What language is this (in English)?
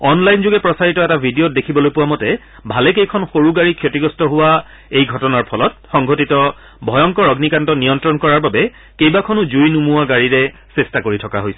Assamese